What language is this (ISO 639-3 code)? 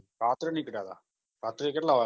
guj